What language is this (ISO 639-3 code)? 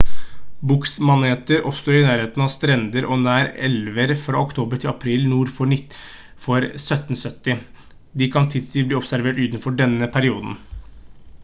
nob